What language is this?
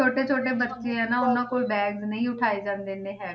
Punjabi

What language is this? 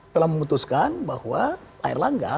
Indonesian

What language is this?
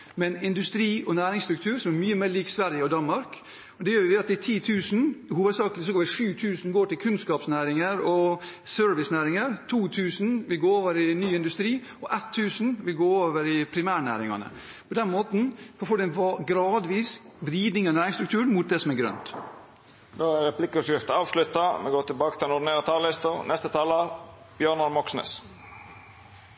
Norwegian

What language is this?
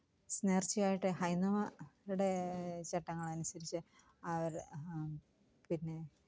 Malayalam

